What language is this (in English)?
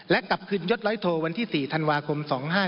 Thai